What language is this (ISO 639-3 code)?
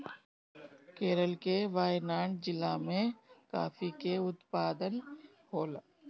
bho